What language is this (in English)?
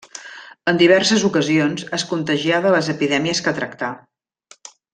Catalan